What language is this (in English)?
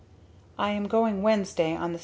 English